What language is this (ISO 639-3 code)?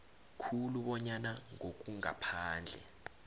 nbl